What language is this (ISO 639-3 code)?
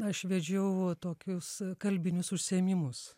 lit